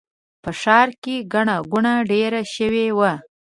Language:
Pashto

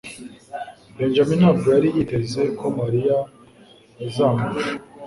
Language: Kinyarwanda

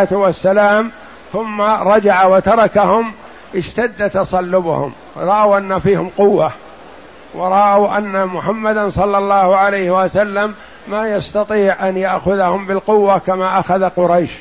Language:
Arabic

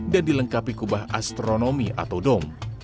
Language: Indonesian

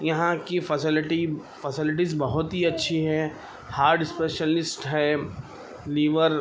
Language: Urdu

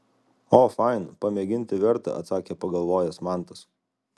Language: Lithuanian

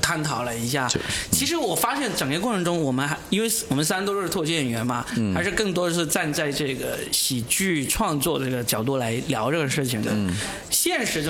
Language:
Chinese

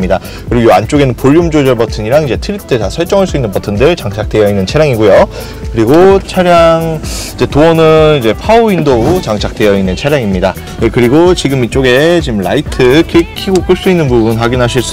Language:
Korean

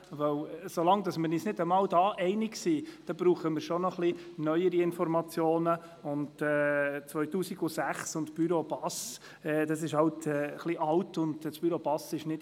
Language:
Swiss German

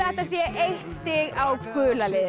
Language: Icelandic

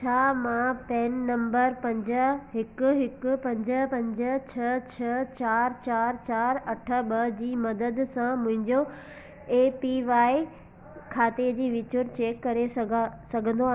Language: Sindhi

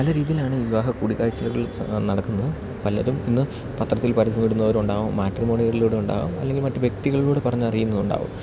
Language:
Malayalam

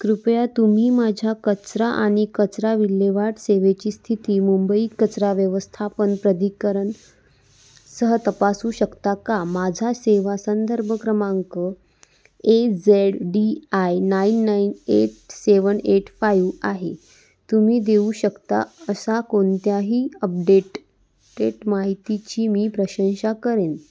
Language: Marathi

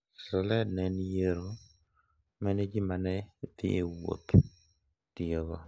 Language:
Luo (Kenya and Tanzania)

